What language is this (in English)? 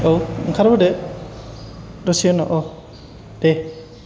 Bodo